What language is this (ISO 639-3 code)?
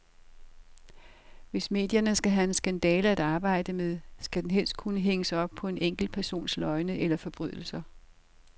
dan